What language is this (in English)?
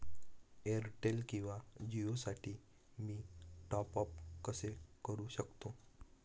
Marathi